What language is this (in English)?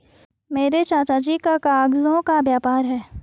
Hindi